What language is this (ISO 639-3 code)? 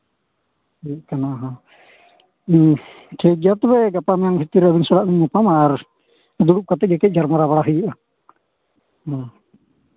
sat